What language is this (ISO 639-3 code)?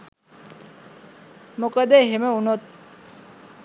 sin